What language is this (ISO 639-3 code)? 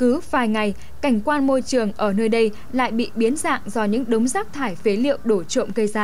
vie